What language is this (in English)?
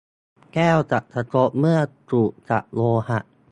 Thai